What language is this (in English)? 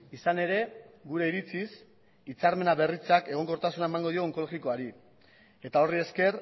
Basque